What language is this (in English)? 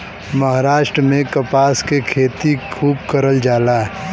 Bhojpuri